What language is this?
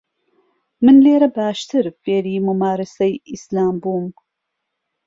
Central Kurdish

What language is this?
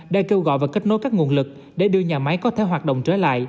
Vietnamese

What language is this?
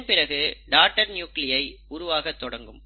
Tamil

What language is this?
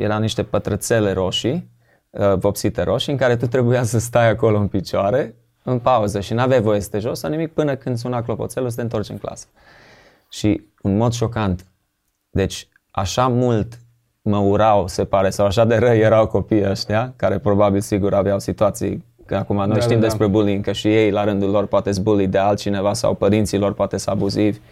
Romanian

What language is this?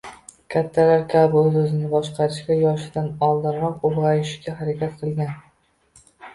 Uzbek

